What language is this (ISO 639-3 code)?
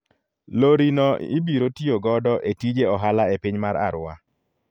luo